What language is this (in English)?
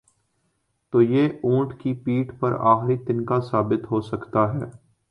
Urdu